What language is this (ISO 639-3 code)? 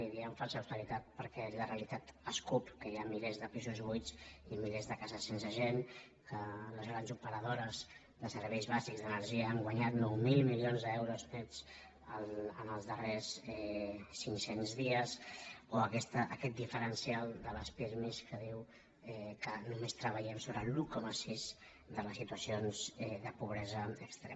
cat